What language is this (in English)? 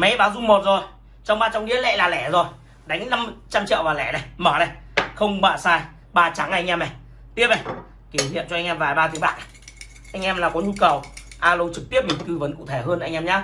Vietnamese